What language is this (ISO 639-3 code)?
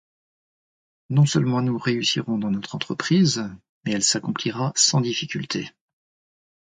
fra